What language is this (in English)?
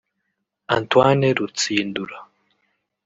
Kinyarwanda